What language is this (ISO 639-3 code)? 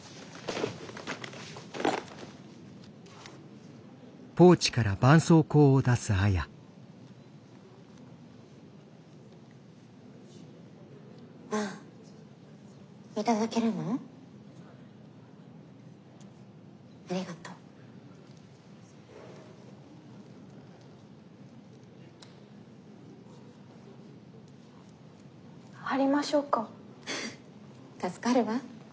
jpn